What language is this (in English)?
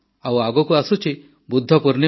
Odia